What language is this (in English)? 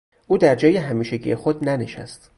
Persian